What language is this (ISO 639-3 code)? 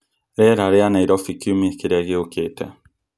kik